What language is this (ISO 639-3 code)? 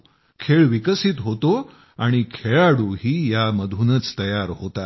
mar